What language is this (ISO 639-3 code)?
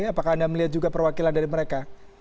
ind